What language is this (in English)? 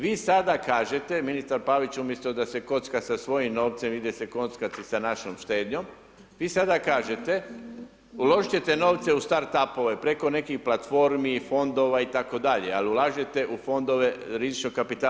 Croatian